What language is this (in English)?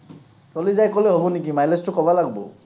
Assamese